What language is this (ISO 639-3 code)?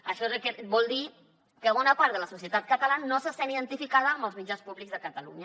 cat